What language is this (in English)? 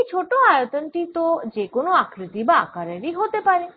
Bangla